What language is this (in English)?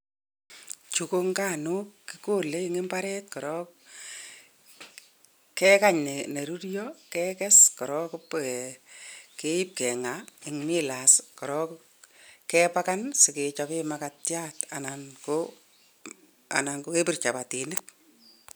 Kalenjin